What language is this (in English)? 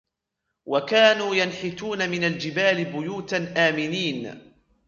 Arabic